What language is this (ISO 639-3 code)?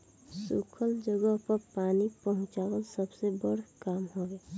bho